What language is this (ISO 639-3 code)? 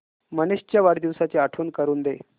mar